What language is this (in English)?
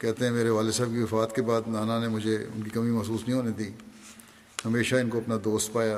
Urdu